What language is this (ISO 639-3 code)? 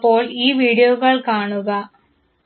mal